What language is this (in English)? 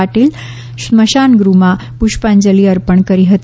Gujarati